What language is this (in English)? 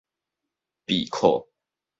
Min Nan Chinese